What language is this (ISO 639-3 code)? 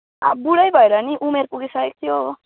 nep